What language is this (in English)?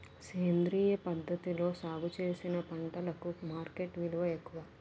Telugu